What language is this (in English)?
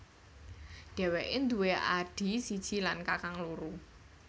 Javanese